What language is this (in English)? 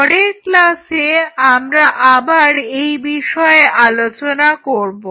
Bangla